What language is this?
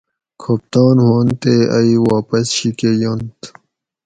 Gawri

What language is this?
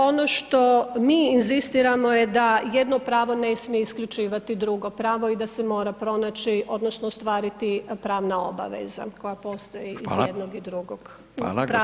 Croatian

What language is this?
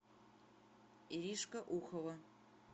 Russian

